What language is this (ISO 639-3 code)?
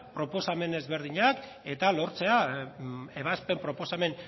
eus